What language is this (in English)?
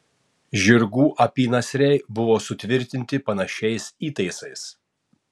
Lithuanian